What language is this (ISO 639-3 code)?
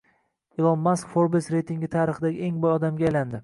uzb